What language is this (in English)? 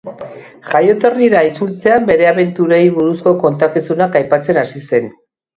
Basque